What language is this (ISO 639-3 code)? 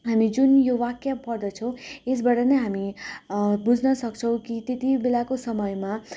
nep